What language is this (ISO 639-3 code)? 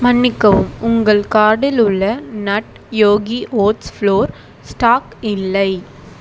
tam